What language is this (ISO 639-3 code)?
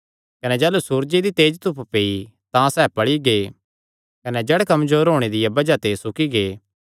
xnr